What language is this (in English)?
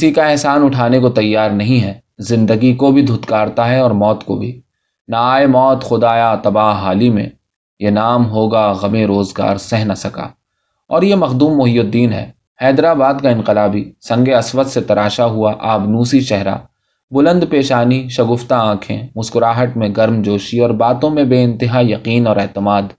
Urdu